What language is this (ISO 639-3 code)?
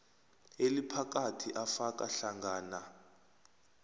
nbl